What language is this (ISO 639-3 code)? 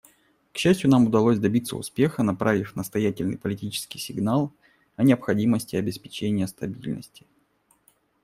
rus